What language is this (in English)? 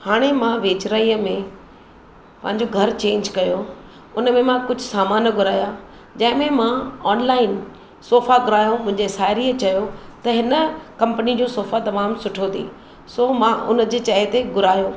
Sindhi